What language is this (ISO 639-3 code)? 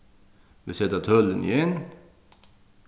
fao